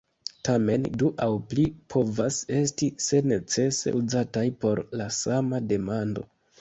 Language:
Esperanto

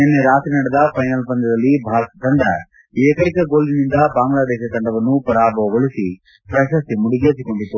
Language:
Kannada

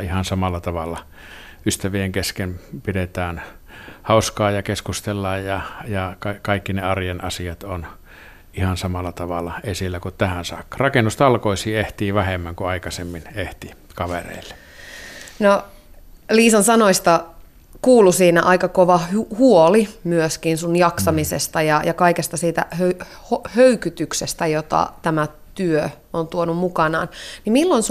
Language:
Finnish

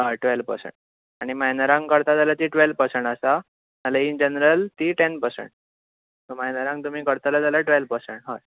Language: Konkani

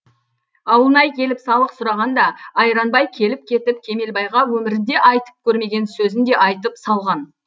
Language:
Kazakh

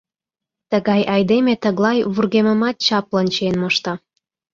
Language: Mari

